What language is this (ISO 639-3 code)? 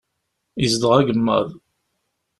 kab